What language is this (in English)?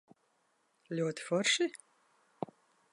Latvian